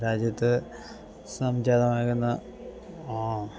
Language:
Malayalam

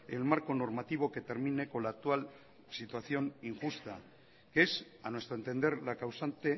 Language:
Spanish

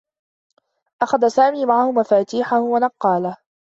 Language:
Arabic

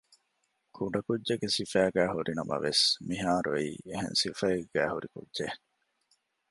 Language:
Divehi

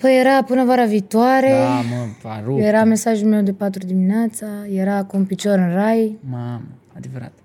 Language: Romanian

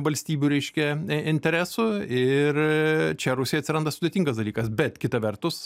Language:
Lithuanian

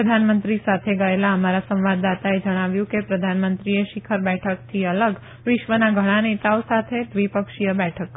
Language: Gujarati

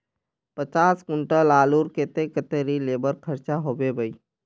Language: Magahi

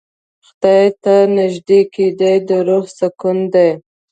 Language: Pashto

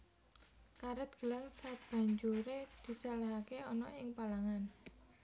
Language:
Javanese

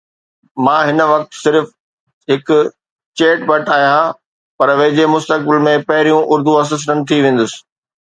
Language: Sindhi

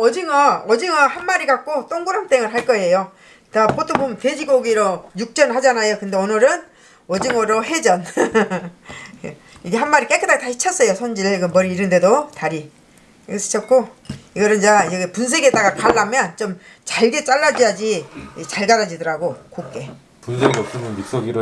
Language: Korean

